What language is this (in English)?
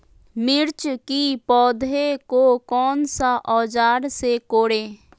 Magahi